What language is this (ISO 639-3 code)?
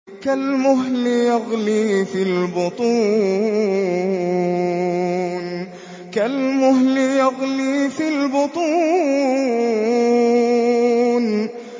ara